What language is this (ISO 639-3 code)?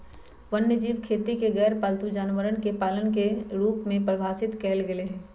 mag